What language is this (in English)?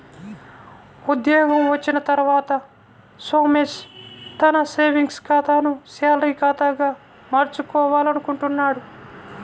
Telugu